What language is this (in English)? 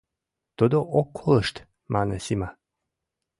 Mari